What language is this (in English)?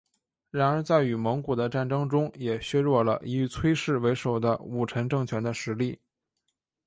Chinese